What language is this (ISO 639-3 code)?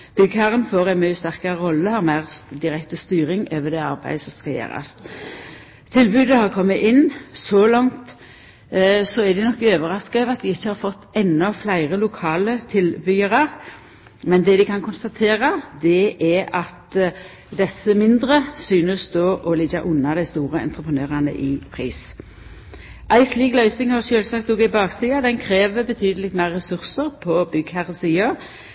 nno